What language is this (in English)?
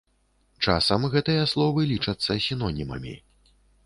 Belarusian